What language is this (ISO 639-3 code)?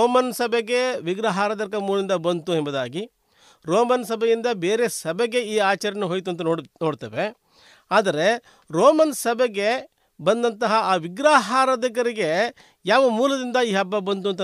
kan